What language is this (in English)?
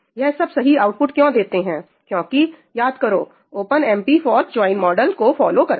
Hindi